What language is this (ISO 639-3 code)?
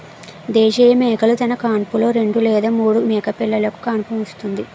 tel